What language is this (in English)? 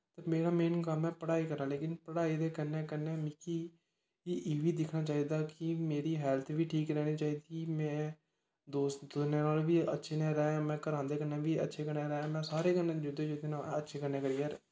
Dogri